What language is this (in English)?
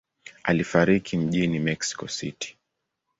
Swahili